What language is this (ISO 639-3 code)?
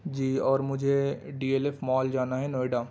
urd